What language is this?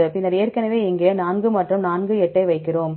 Tamil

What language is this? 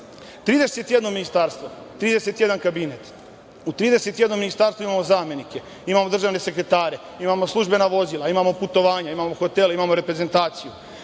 Serbian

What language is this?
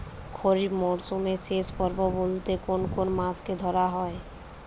Bangla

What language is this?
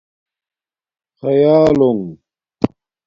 Domaaki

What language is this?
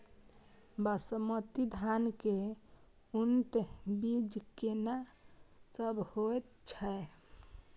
Maithili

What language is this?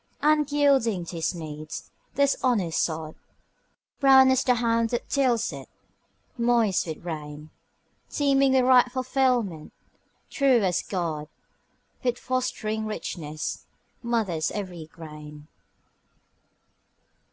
English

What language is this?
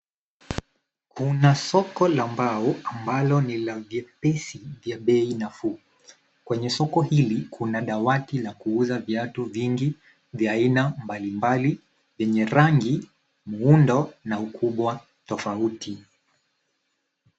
Swahili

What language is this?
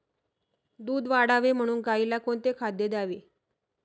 Marathi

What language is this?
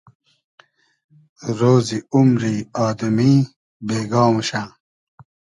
Hazaragi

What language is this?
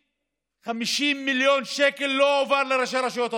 Hebrew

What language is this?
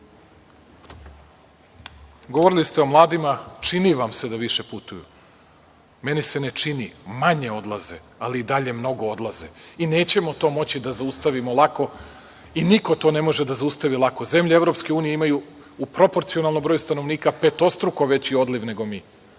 Serbian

